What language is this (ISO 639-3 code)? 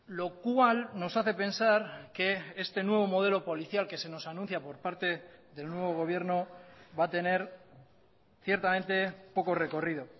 spa